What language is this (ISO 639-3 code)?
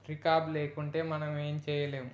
tel